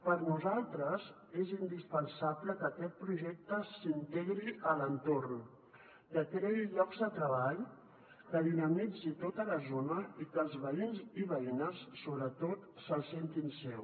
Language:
Catalan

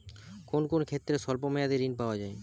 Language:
Bangla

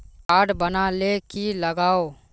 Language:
Magahi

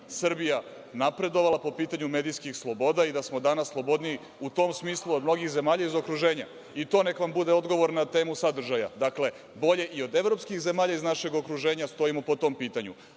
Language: Serbian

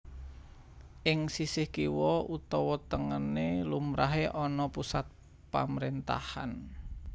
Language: Javanese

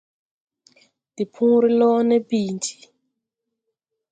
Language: Tupuri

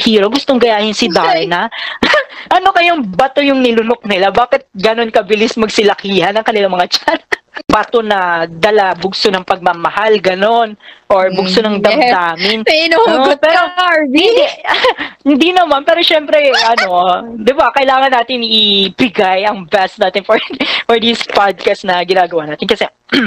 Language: Filipino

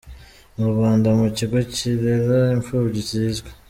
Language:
Kinyarwanda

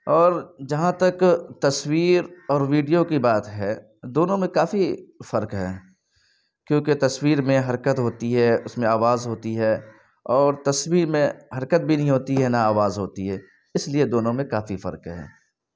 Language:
Urdu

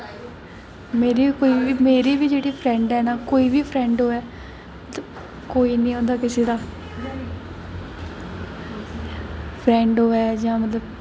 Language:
Dogri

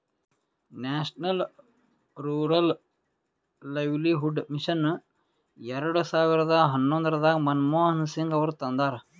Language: Kannada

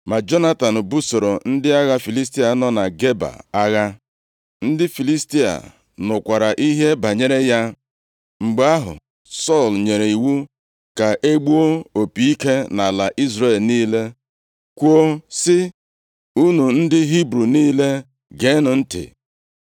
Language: Igbo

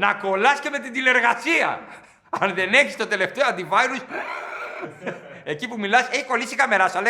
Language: Greek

